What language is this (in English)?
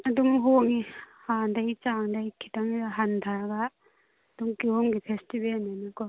Manipuri